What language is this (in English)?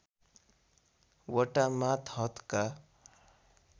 Nepali